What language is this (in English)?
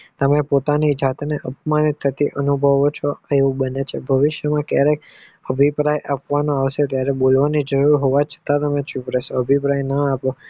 Gujarati